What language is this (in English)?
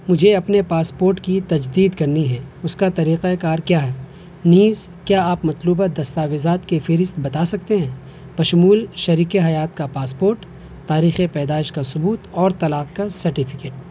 Urdu